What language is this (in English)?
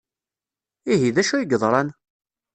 Kabyle